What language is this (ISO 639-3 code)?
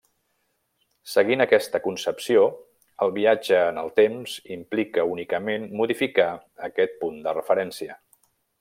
cat